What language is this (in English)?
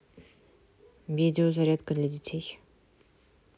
Russian